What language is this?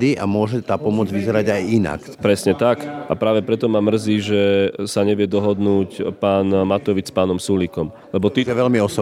Slovak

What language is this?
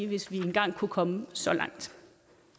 Danish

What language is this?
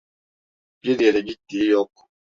Turkish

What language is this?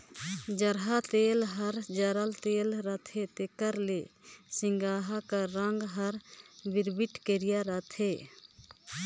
Chhattisgarhi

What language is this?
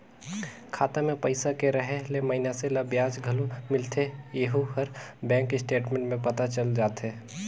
Chhattisgarhi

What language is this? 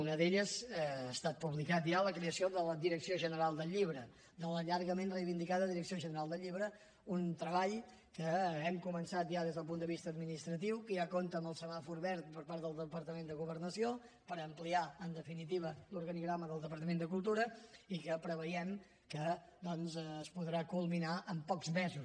Catalan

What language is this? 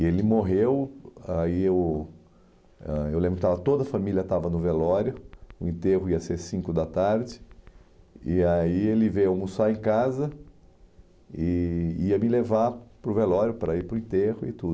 Portuguese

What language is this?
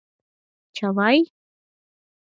Mari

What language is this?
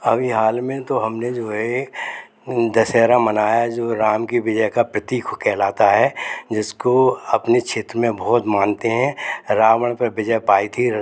Hindi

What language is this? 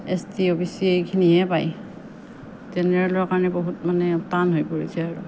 Assamese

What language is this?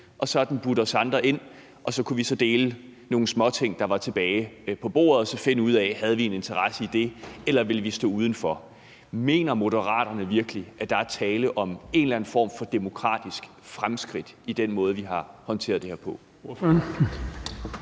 Danish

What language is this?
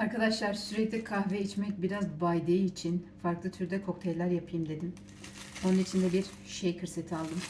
Turkish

